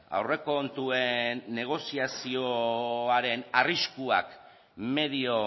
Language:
Basque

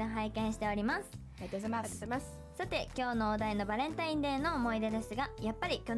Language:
Japanese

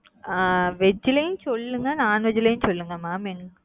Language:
Tamil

